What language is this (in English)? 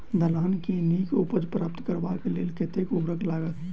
Maithili